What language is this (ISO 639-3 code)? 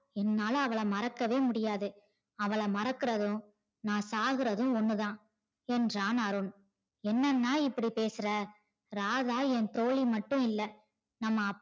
tam